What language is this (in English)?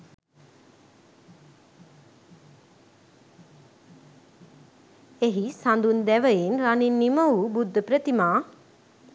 Sinhala